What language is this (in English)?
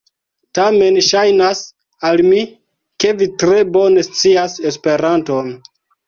Esperanto